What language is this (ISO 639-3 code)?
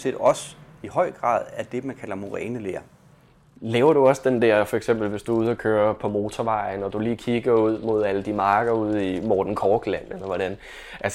dan